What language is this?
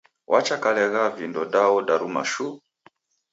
Taita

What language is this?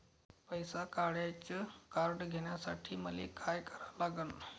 Marathi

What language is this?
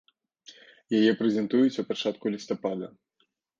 Belarusian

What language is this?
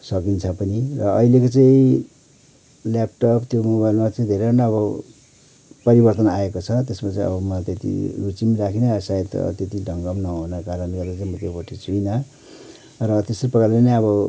Nepali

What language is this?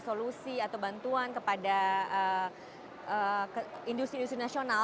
Indonesian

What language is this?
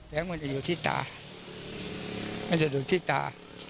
Thai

